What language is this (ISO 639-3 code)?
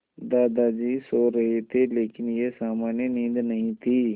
hin